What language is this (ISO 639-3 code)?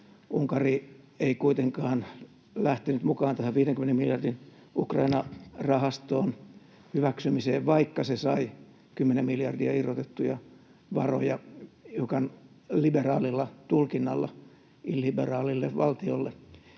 fin